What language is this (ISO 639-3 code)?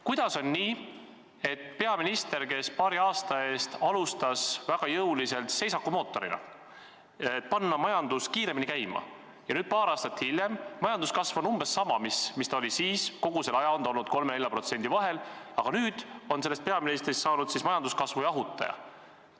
est